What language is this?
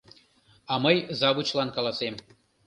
Mari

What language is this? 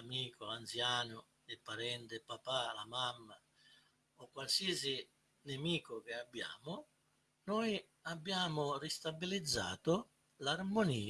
Italian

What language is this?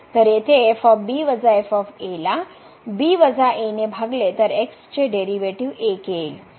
Marathi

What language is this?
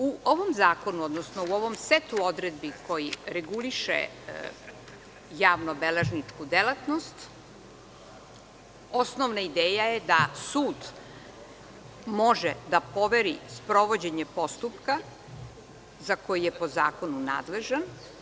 Serbian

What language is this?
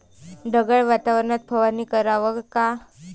Marathi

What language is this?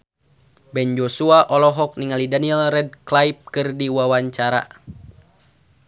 Sundanese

